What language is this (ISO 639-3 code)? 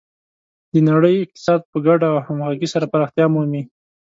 pus